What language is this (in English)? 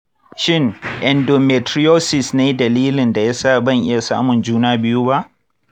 Hausa